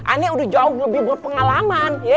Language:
Indonesian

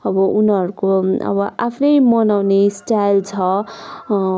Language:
Nepali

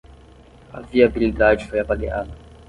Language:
Portuguese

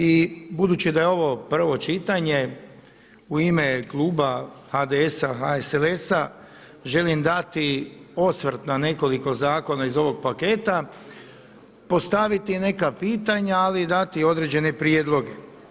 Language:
Croatian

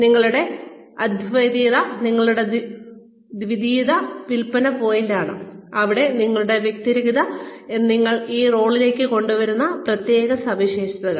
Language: Malayalam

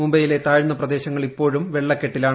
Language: Malayalam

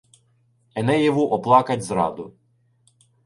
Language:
Ukrainian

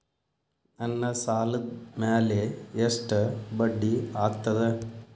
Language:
Kannada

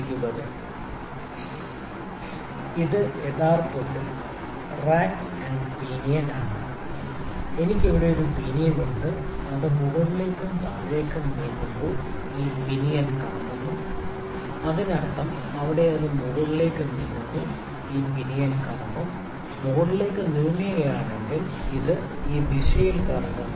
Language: Malayalam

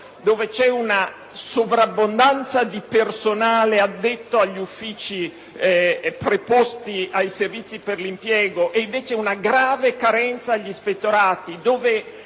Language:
Italian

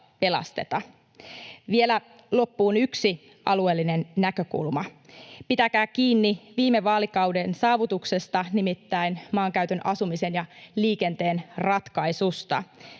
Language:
Finnish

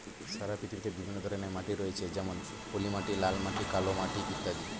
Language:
Bangla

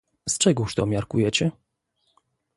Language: Polish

